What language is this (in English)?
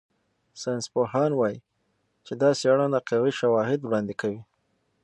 Pashto